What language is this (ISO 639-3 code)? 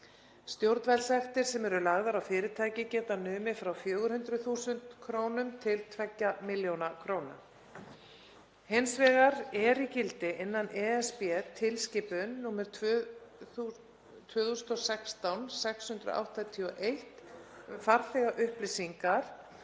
isl